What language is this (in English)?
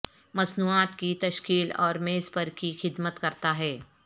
Urdu